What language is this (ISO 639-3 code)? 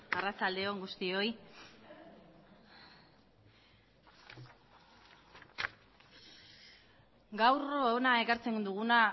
eus